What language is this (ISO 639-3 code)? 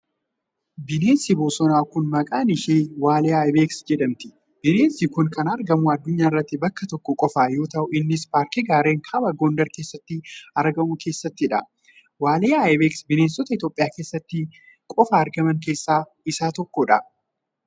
orm